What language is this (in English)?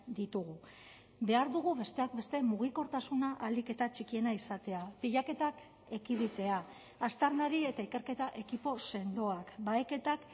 Basque